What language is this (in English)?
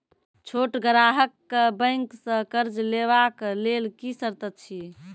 Maithili